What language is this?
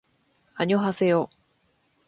Japanese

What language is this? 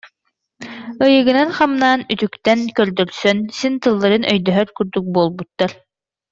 Yakut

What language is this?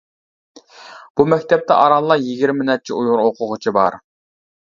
Uyghur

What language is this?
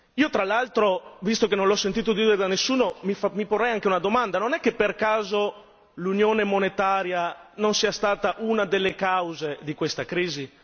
Italian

